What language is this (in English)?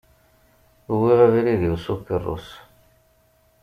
Kabyle